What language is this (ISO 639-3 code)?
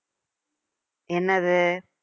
tam